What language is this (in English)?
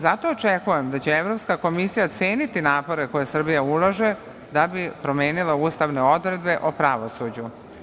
Serbian